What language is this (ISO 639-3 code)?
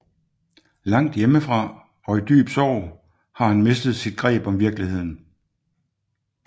dan